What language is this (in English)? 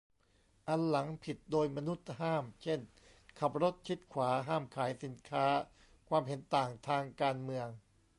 Thai